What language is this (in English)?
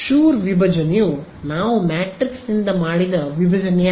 Kannada